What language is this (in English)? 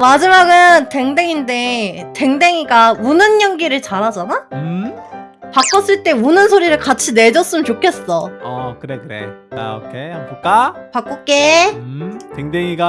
Korean